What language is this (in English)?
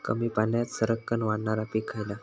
Marathi